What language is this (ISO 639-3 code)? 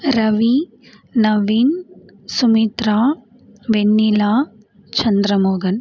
tam